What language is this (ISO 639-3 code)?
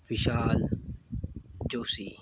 guj